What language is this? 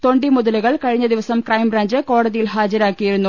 Malayalam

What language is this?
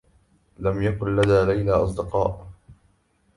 Arabic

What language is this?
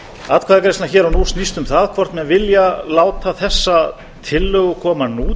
Icelandic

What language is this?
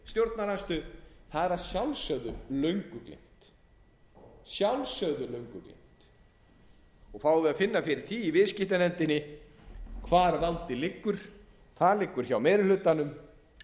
Icelandic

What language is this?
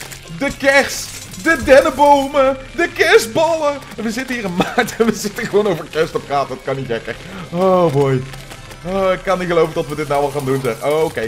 Dutch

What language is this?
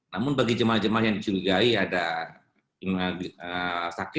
Indonesian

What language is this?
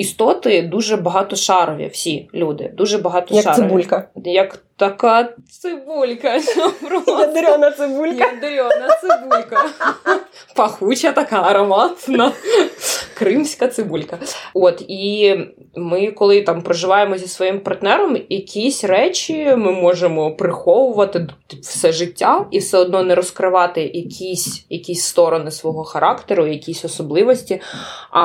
Ukrainian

